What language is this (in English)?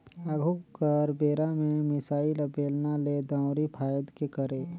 Chhattisgarhi